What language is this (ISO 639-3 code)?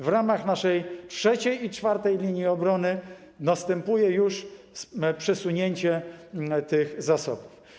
pol